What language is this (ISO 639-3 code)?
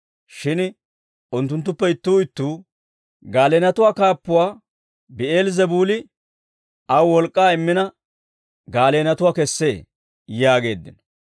dwr